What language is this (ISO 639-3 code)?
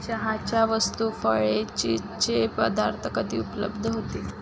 mar